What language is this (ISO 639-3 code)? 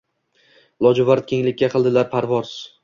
uzb